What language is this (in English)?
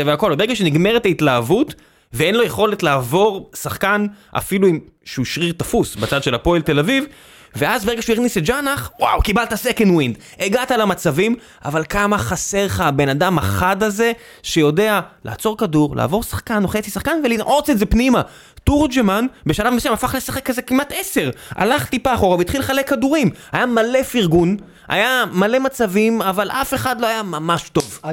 Hebrew